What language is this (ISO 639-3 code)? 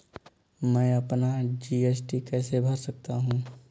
hin